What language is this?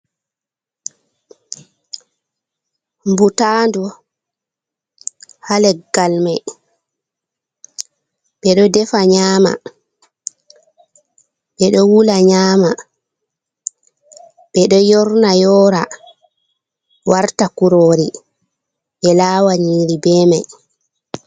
Fula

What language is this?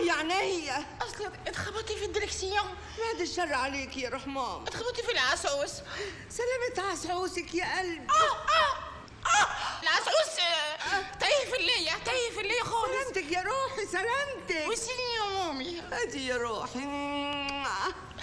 Arabic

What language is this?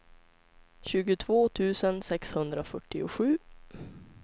Swedish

